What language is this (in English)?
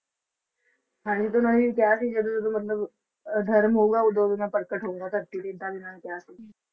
Punjabi